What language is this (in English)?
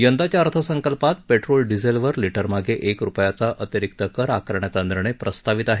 Marathi